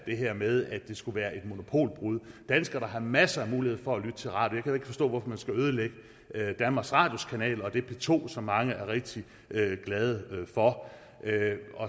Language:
Danish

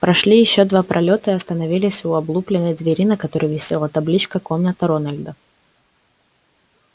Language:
Russian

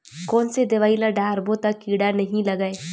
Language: Chhattisgarhi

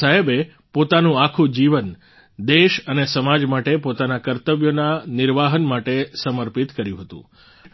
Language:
Gujarati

